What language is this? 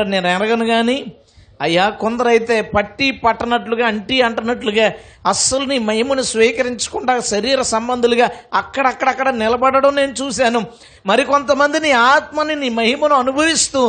Telugu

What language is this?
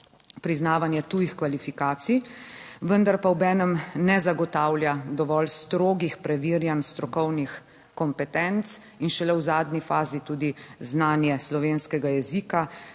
Slovenian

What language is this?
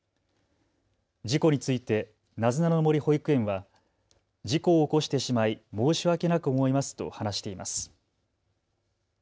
Japanese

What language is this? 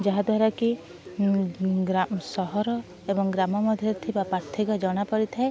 Odia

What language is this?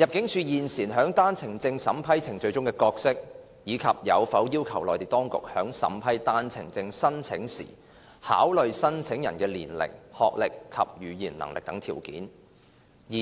Cantonese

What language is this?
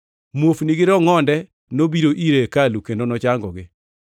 Luo (Kenya and Tanzania)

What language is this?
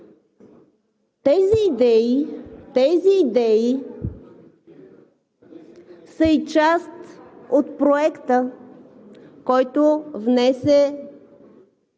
Bulgarian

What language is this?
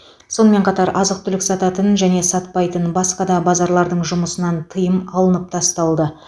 Kazakh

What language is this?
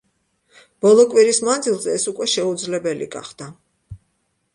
Georgian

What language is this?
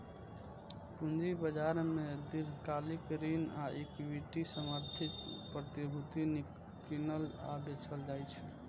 Maithili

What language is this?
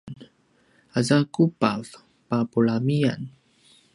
Paiwan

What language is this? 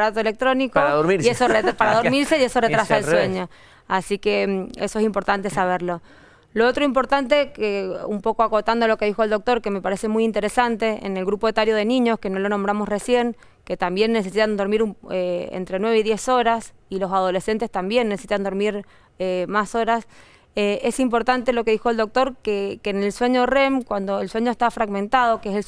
Spanish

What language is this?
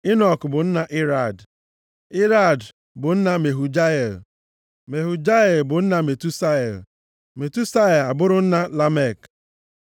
Igbo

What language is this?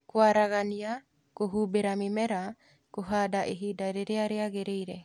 Kikuyu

